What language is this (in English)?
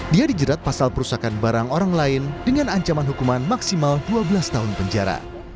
Indonesian